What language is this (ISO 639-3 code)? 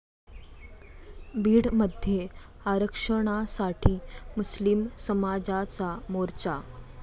mar